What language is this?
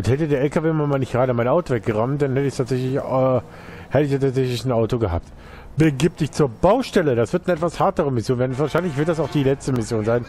German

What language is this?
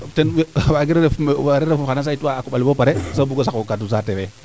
Serer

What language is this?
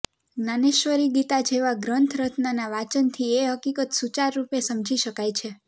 Gujarati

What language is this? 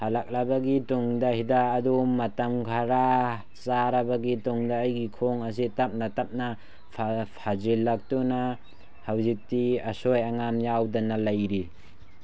Manipuri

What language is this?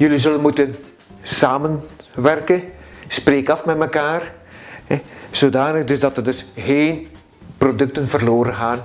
Dutch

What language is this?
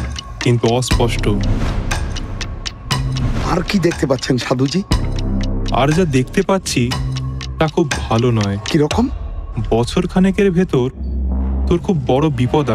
Bangla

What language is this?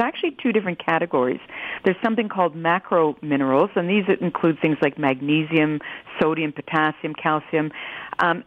English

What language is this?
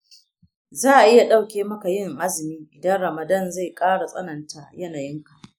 Hausa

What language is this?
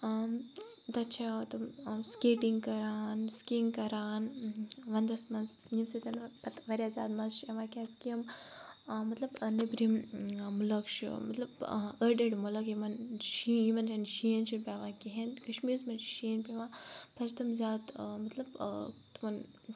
Kashmiri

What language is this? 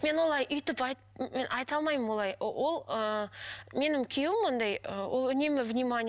Kazakh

